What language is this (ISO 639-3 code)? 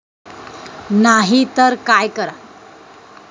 mar